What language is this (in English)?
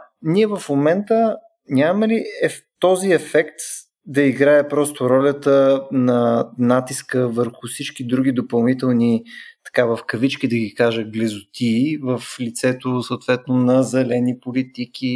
Bulgarian